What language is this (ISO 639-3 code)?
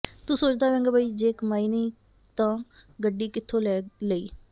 pan